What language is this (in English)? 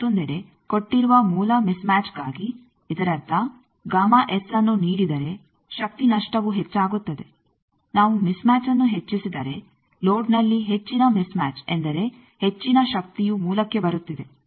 Kannada